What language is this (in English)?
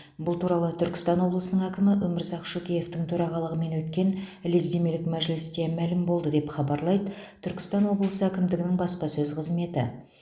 Kazakh